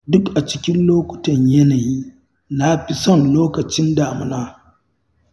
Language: Hausa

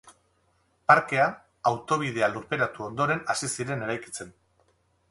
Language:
Basque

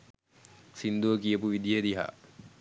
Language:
Sinhala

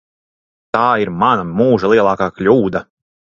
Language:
Latvian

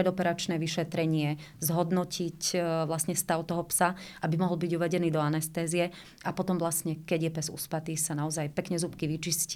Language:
Slovak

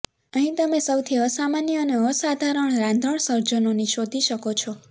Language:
Gujarati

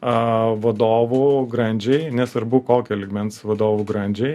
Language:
Lithuanian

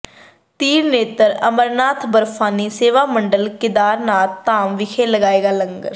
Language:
Punjabi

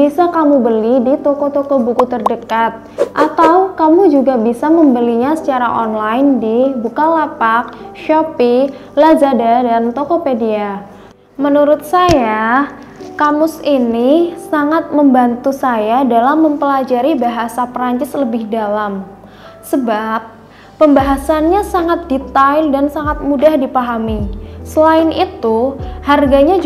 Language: Indonesian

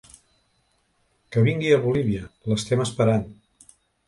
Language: Catalan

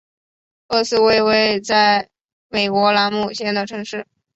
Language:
Chinese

